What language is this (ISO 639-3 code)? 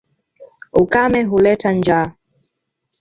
swa